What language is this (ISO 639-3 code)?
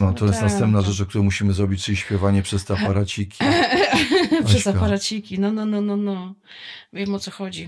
pol